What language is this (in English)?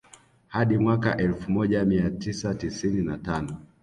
Swahili